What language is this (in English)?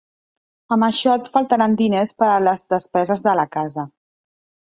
Catalan